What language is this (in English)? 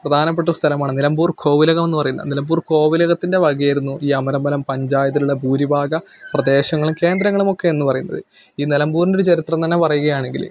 Malayalam